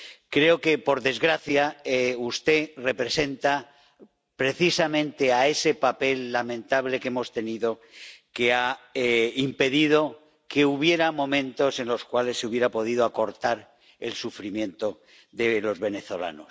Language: Spanish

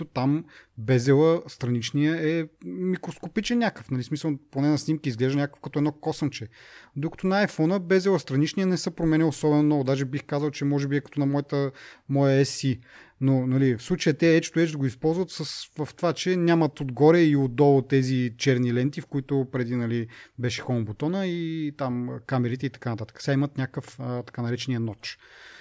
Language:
Bulgarian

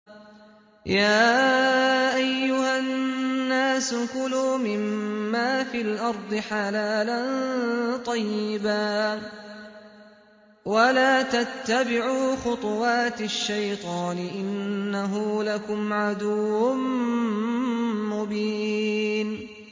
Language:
Arabic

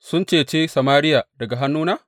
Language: Hausa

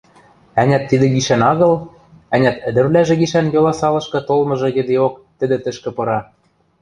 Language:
Western Mari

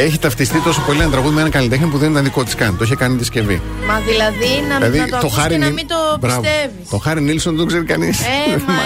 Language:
Greek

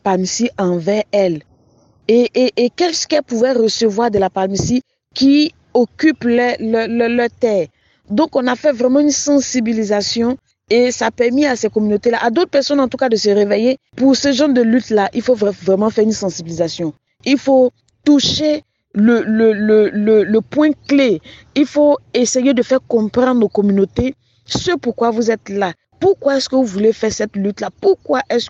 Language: French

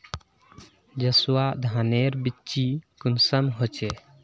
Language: Magahi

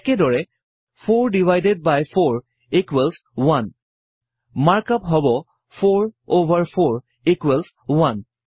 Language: Assamese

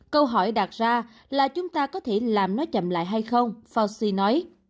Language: Vietnamese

